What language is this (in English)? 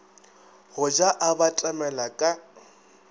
Northern Sotho